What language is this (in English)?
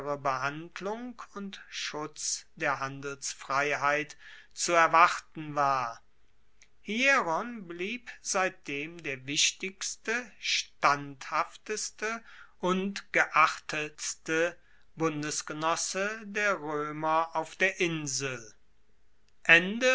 German